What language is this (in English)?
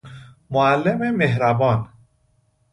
Persian